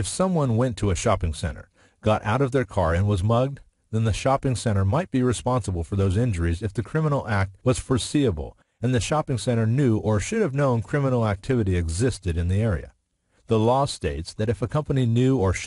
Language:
English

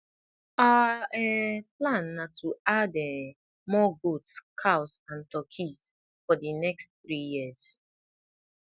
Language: Nigerian Pidgin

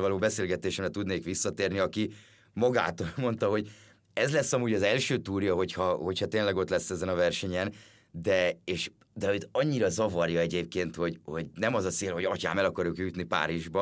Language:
Hungarian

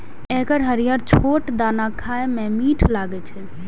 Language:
Maithili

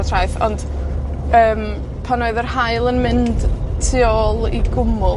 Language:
Welsh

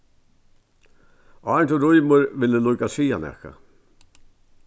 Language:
Faroese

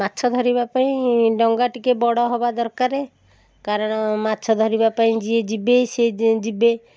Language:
Odia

